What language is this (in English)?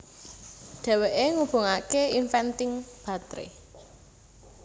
Javanese